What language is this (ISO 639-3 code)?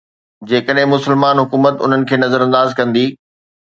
snd